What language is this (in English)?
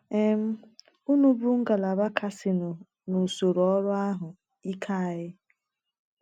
Igbo